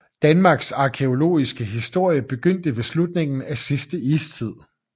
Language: Danish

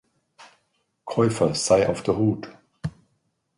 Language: German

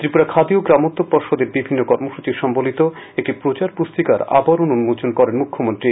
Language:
Bangla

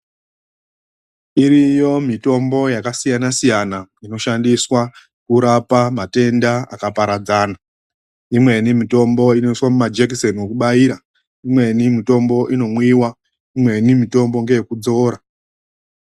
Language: Ndau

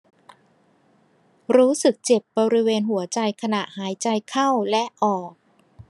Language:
Thai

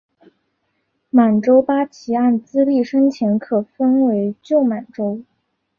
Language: Chinese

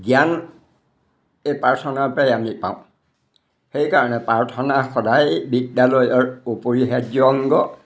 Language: Assamese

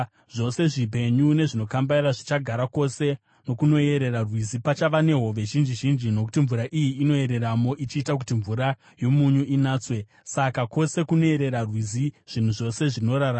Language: Shona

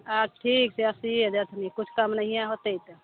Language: Maithili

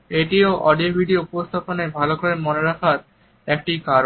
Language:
Bangla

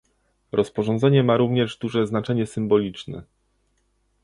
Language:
Polish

